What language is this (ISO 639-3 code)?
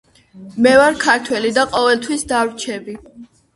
kat